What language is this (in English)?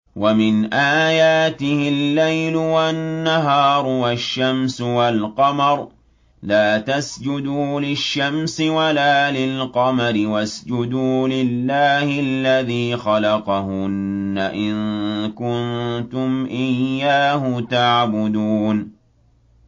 Arabic